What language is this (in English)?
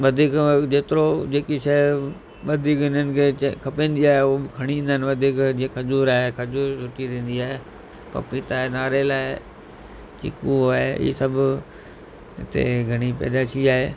Sindhi